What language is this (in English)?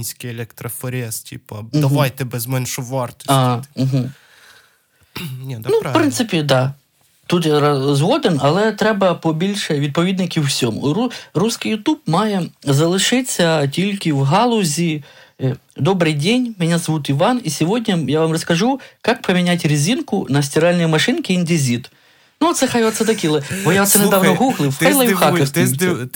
Ukrainian